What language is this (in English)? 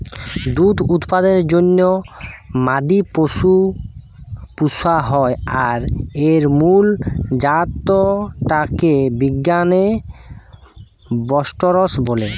Bangla